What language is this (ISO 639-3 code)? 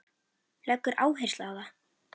isl